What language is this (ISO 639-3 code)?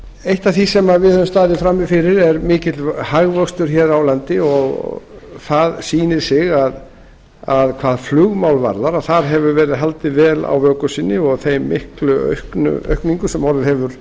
isl